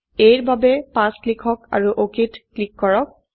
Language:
Assamese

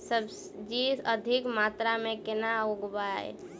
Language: Maithili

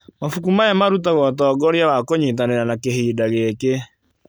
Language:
Kikuyu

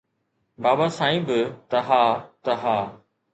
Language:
Sindhi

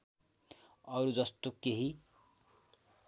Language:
Nepali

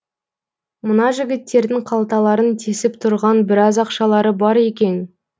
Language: Kazakh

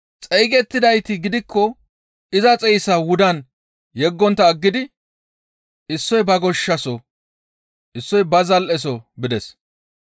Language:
Gamo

